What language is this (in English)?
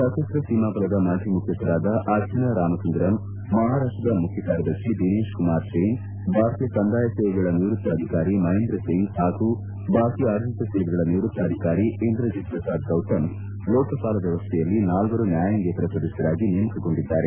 Kannada